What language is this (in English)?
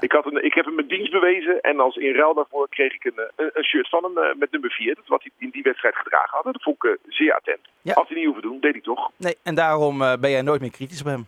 Dutch